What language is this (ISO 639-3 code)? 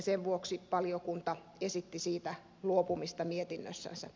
fin